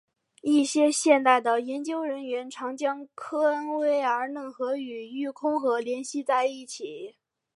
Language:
Chinese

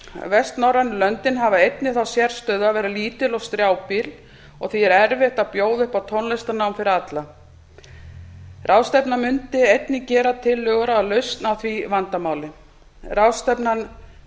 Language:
Icelandic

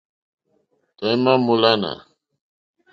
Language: Mokpwe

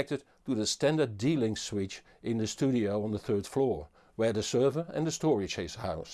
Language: English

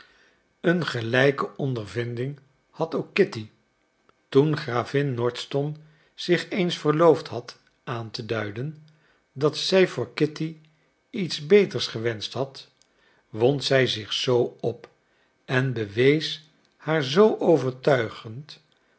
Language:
Dutch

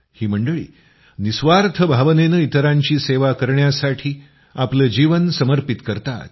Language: Marathi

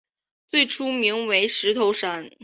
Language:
Chinese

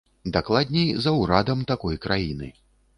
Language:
Belarusian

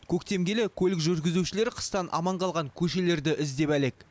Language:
Kazakh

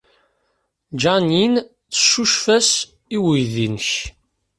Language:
Kabyle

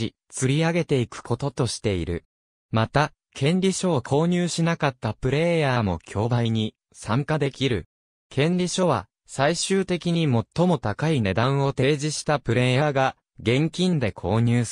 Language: Japanese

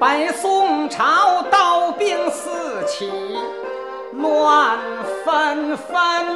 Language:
Chinese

